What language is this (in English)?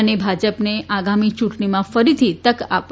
Gujarati